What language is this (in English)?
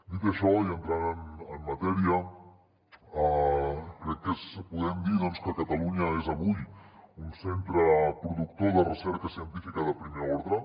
Catalan